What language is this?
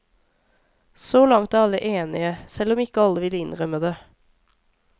Norwegian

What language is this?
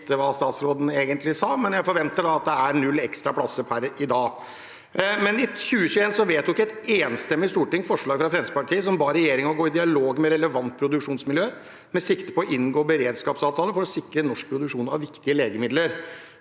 Norwegian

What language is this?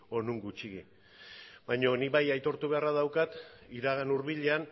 Basque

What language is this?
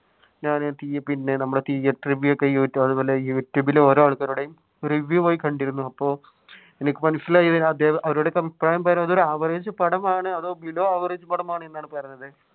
Malayalam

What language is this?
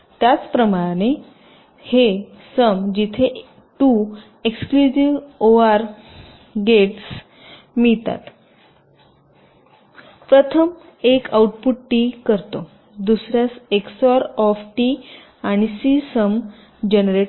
Marathi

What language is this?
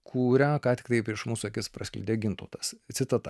Lithuanian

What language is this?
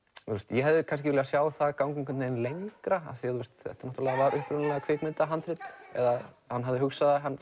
Icelandic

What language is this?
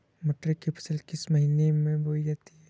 Hindi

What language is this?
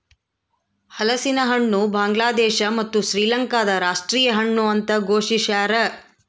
Kannada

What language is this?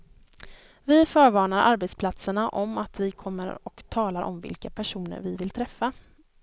Swedish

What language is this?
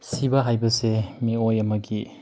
Manipuri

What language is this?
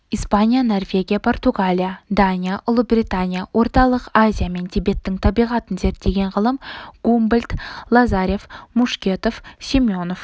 Kazakh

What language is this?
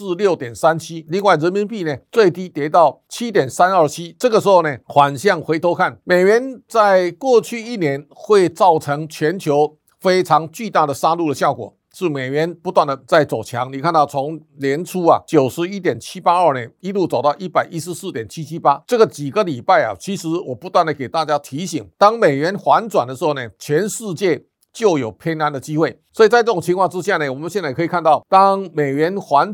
Chinese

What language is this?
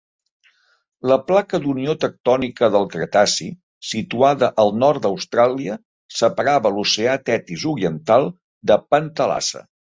Catalan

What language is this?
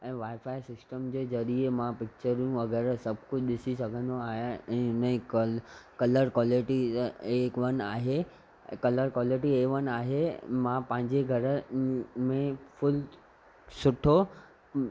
Sindhi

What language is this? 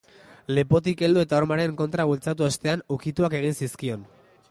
Basque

